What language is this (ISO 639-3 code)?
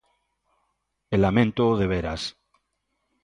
glg